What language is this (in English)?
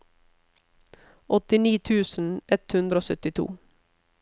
Norwegian